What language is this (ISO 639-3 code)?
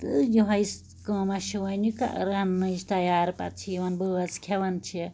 kas